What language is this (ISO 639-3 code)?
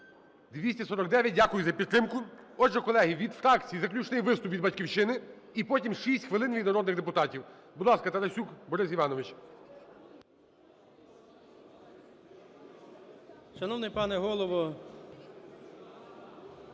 ukr